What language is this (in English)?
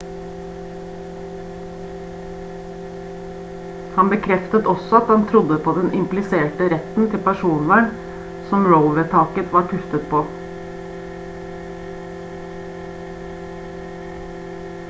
Norwegian Bokmål